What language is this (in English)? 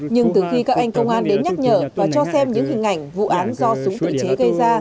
Vietnamese